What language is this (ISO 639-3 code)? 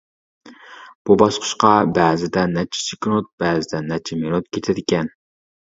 uig